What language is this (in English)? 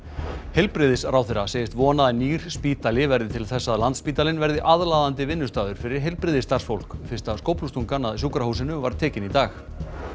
Icelandic